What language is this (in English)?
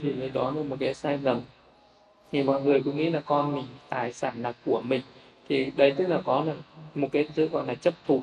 Vietnamese